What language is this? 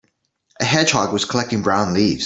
English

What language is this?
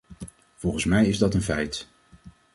Dutch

